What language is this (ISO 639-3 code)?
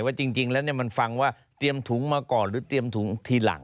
tha